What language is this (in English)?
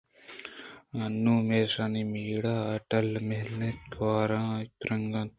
Eastern Balochi